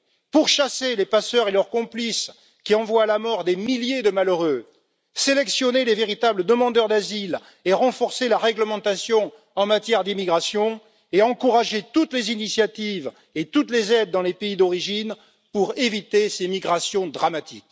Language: French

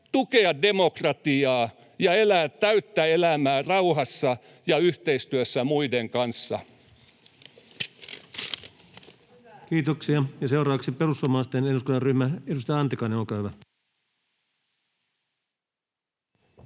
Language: Finnish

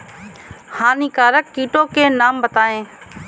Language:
Hindi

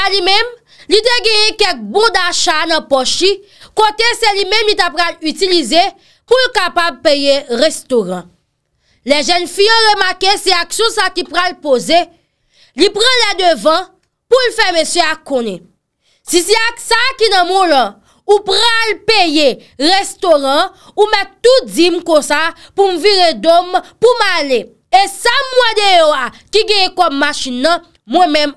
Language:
French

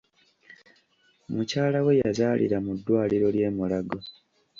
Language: Ganda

